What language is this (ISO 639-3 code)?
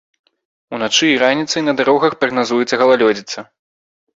bel